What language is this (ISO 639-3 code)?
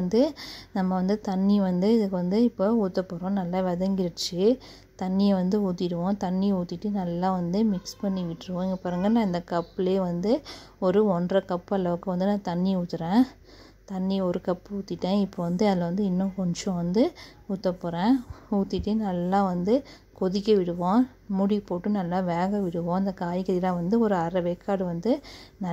kor